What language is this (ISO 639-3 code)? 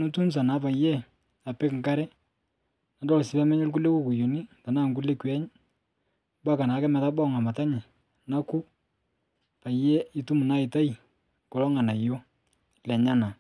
mas